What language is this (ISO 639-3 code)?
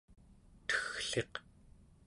esu